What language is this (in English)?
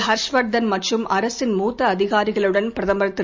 Tamil